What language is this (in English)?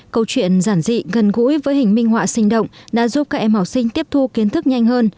Vietnamese